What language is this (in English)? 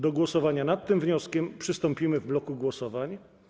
Polish